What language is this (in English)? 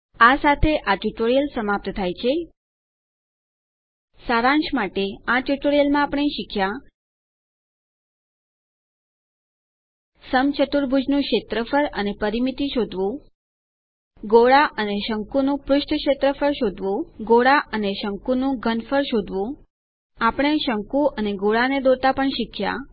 Gujarati